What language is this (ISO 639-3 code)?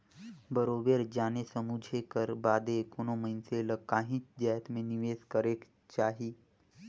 hne